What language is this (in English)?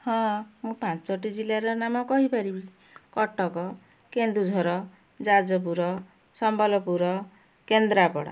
Odia